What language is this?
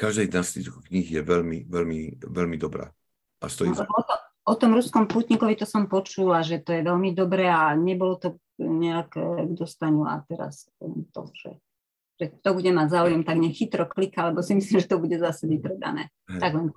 Slovak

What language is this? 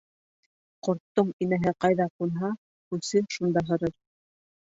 Bashkir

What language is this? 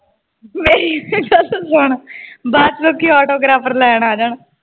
Punjabi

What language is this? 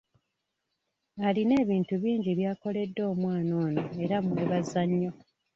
Ganda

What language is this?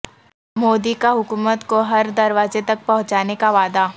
Urdu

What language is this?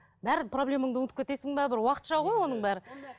Kazakh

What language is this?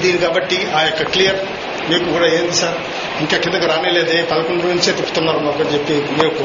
Telugu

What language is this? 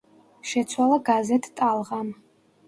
Georgian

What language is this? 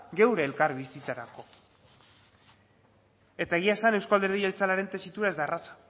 Basque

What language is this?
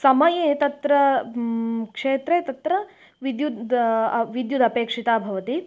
Sanskrit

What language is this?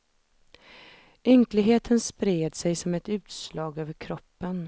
Swedish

